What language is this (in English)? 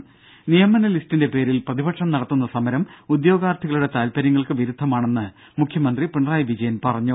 Malayalam